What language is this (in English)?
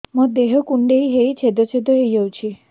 Odia